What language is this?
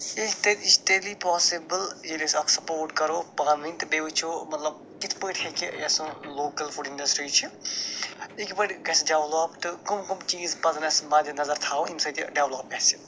Kashmiri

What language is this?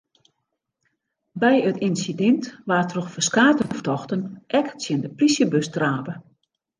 Western Frisian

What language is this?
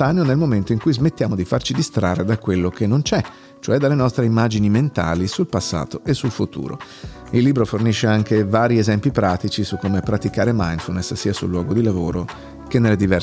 Italian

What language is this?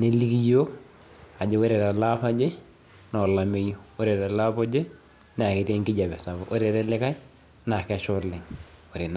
Masai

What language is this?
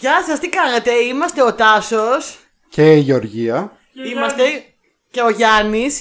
Greek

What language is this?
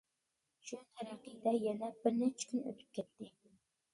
Uyghur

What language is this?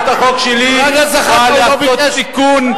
Hebrew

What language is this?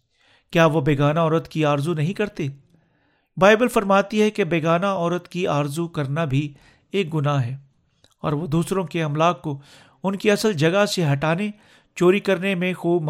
Urdu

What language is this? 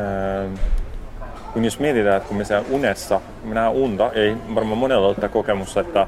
Finnish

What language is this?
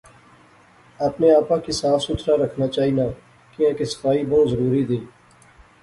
Pahari-Potwari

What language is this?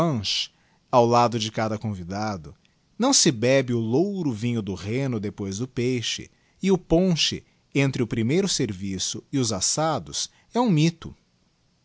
Portuguese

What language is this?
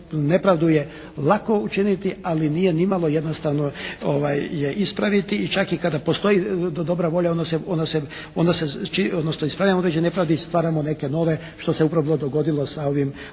Croatian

